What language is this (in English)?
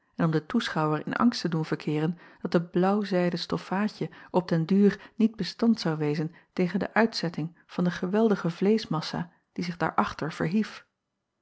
Dutch